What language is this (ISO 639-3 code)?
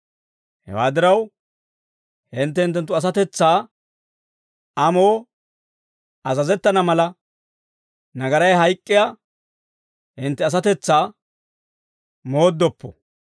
dwr